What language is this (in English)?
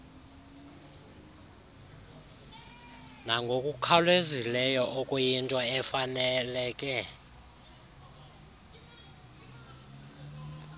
Xhosa